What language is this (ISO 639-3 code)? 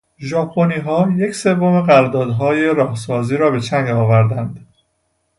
fas